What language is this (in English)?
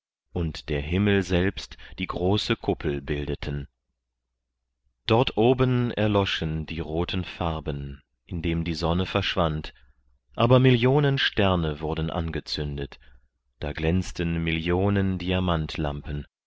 German